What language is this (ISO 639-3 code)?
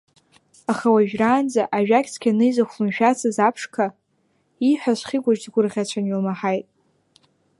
abk